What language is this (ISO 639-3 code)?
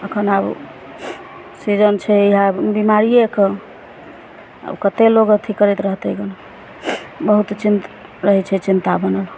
mai